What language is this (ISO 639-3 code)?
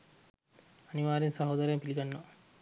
sin